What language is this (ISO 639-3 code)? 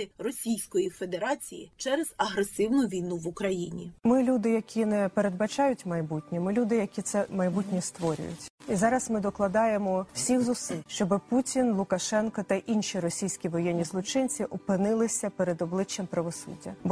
ukr